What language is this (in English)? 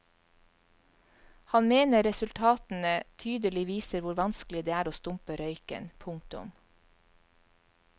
Norwegian